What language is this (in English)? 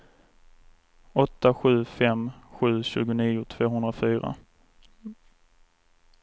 Swedish